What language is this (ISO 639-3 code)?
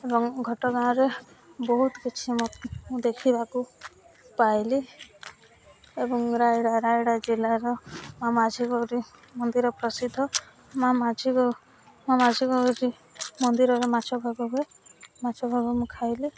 ori